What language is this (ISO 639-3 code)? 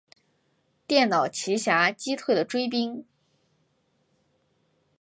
zho